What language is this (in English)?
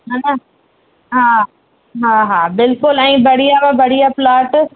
Sindhi